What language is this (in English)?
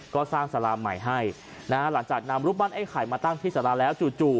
Thai